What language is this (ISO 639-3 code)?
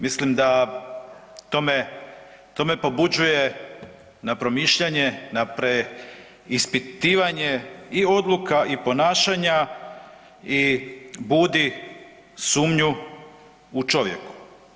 hrv